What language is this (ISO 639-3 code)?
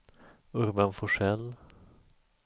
swe